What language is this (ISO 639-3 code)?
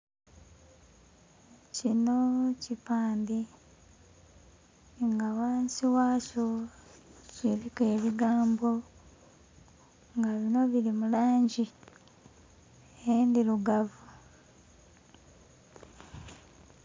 xog